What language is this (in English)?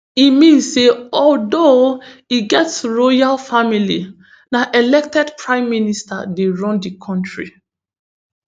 Nigerian Pidgin